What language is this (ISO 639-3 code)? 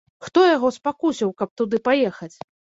bel